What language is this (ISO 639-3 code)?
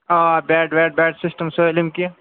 kas